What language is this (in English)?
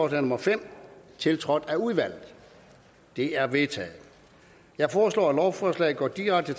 Danish